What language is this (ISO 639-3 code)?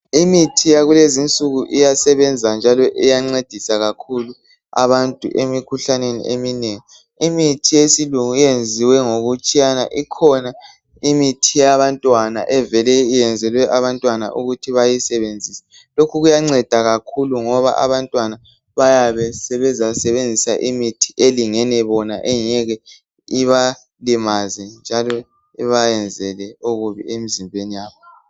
nde